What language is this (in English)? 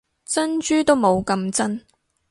Cantonese